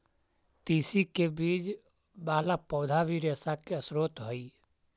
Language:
Magahi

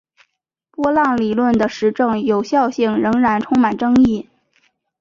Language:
Chinese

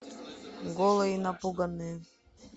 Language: Russian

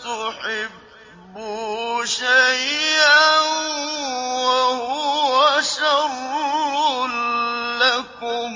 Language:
Arabic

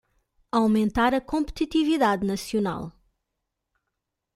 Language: Portuguese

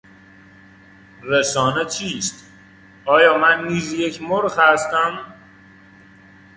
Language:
Persian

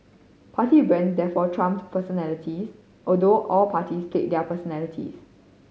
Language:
English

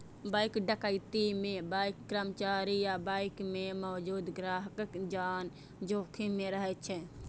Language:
Maithili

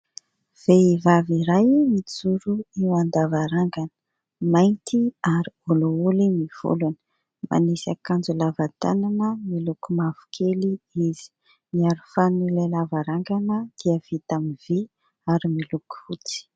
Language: Malagasy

